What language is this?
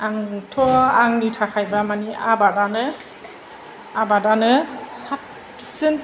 Bodo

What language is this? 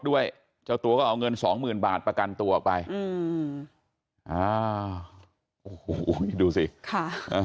Thai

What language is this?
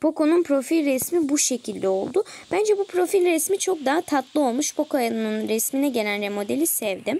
Turkish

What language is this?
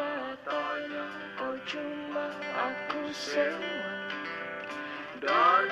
Indonesian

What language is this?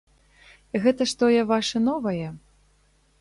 Belarusian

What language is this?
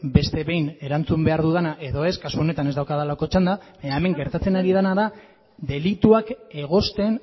Basque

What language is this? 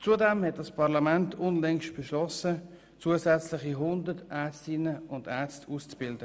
Swiss German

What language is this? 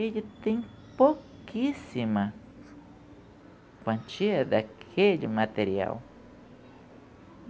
Portuguese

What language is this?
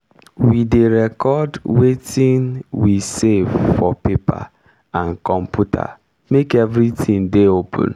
Nigerian Pidgin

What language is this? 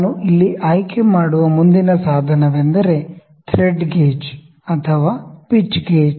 Kannada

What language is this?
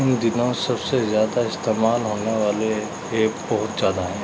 Urdu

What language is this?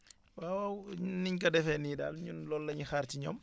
Wolof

